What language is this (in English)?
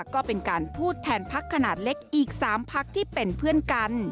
Thai